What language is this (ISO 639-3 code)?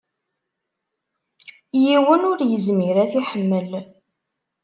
kab